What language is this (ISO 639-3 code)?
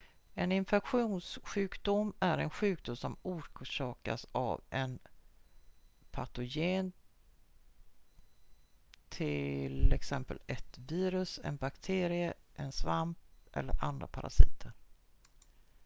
swe